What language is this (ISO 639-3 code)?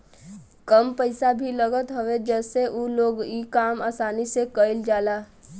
bho